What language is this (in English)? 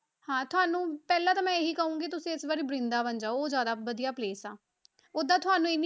Punjabi